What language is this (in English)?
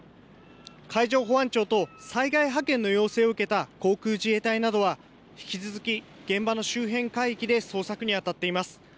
Japanese